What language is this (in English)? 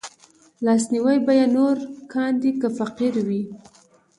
Pashto